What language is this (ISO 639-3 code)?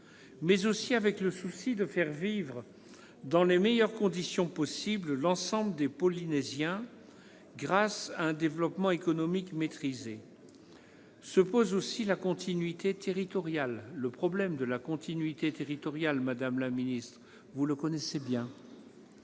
fra